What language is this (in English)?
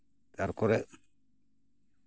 Santali